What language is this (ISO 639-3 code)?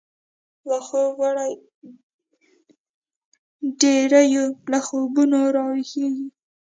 pus